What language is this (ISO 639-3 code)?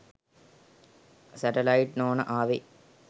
sin